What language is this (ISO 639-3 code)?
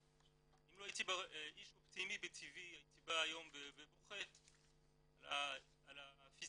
heb